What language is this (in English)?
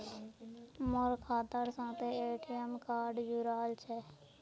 Magahi